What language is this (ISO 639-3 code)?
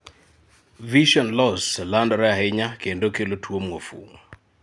luo